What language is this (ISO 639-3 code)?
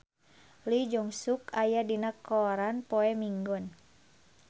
sun